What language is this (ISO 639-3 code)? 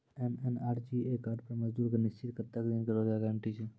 mai